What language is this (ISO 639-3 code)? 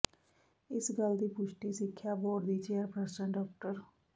pan